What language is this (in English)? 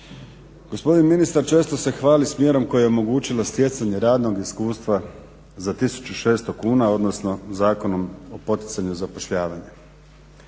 Croatian